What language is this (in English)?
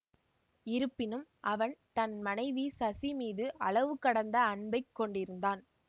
Tamil